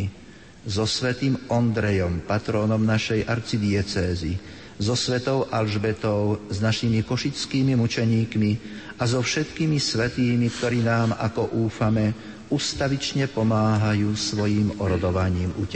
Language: Slovak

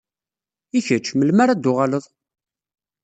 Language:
Kabyle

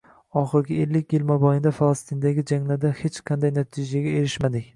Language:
Uzbek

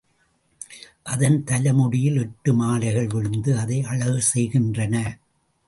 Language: Tamil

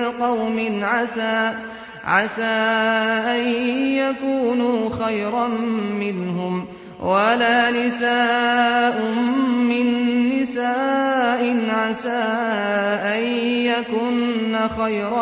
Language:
Arabic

